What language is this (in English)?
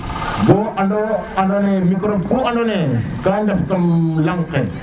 Serer